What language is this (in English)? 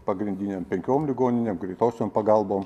Lithuanian